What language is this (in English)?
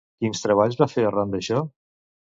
Catalan